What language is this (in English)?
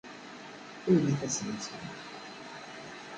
Kabyle